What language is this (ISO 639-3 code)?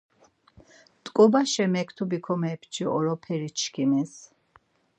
lzz